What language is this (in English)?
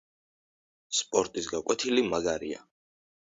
Georgian